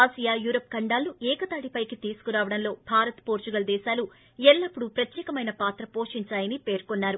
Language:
Telugu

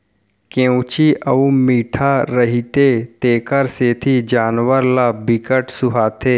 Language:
Chhattisgarhi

